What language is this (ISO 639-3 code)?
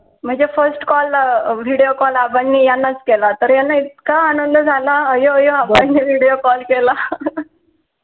mar